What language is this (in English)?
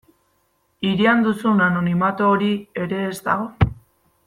Basque